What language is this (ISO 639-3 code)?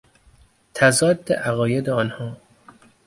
fas